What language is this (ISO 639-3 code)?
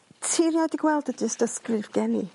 cym